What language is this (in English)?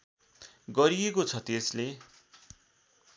Nepali